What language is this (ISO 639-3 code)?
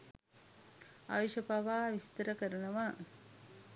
sin